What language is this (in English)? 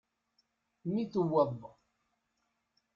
Kabyle